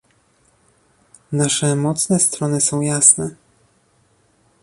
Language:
Polish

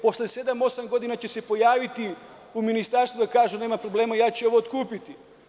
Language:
Serbian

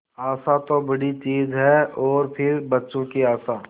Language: Hindi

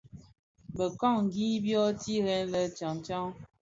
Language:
Bafia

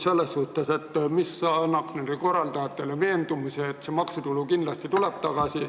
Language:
Estonian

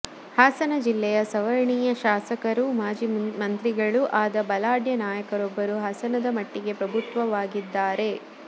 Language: Kannada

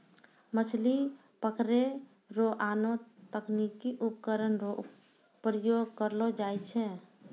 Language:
Maithili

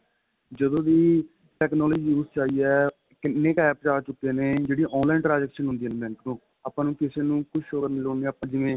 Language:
Punjabi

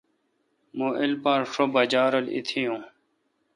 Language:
Kalkoti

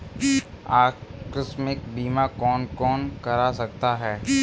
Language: Hindi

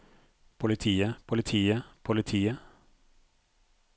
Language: Norwegian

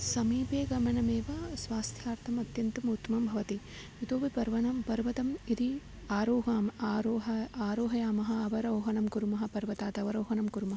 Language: Sanskrit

